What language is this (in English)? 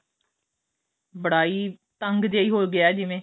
Punjabi